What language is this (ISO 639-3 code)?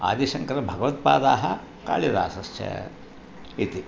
san